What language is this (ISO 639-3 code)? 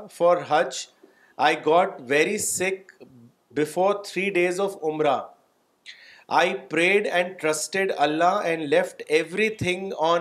urd